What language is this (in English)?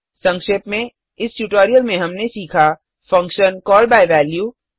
Hindi